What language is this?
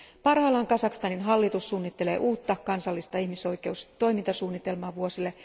Finnish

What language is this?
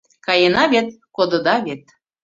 Mari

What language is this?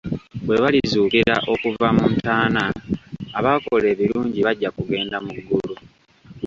Ganda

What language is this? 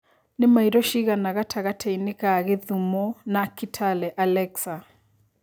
Kikuyu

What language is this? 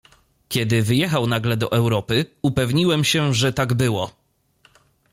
Polish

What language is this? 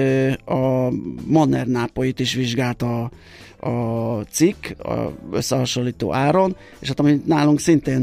Hungarian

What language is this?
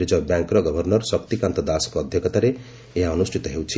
Odia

